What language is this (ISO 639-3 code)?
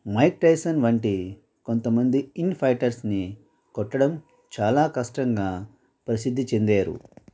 tel